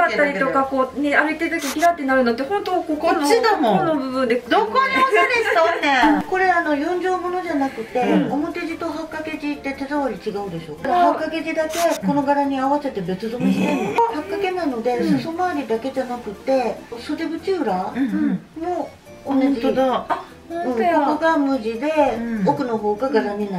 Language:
Japanese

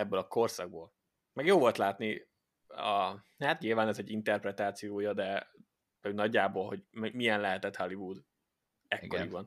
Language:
Hungarian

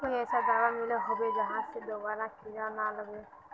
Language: Magahi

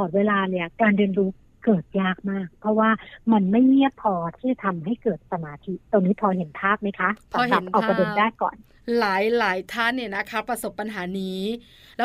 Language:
Thai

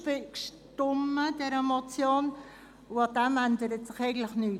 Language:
Swiss German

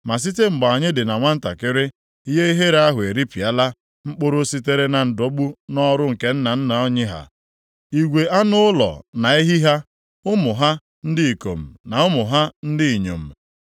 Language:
Igbo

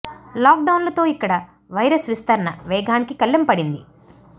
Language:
Telugu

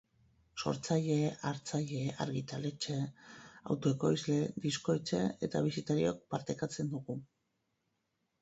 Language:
Basque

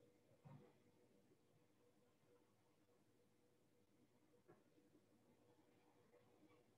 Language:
Dutch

